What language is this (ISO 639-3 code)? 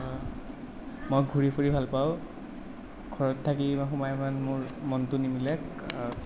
asm